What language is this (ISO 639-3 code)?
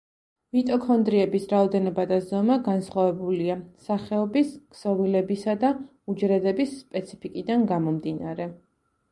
kat